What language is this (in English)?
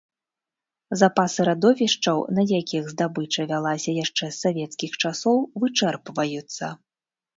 Belarusian